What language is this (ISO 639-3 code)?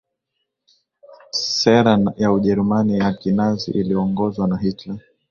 swa